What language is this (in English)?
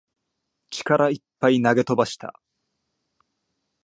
Japanese